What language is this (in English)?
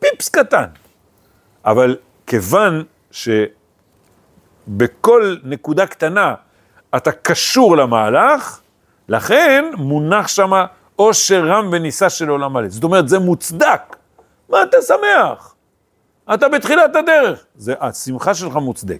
Hebrew